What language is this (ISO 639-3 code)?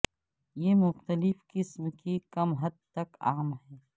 urd